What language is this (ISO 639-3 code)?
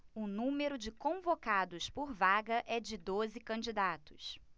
por